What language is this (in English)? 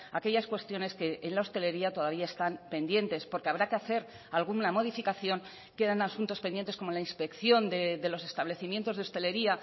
Spanish